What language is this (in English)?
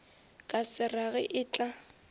Northern Sotho